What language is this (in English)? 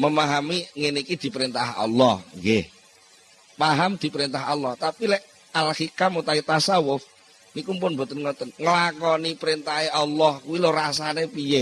Indonesian